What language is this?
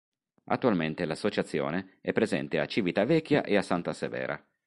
Italian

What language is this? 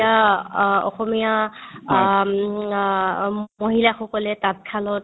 Assamese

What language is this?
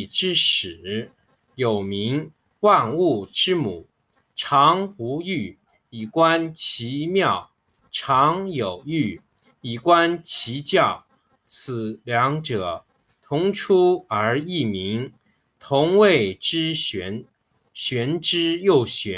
Chinese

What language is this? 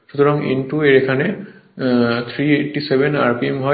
Bangla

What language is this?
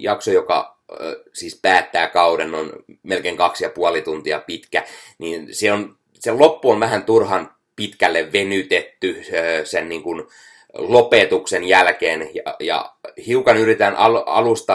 Finnish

